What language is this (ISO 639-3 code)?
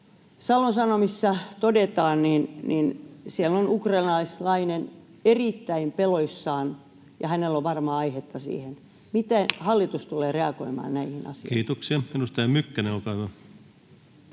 fin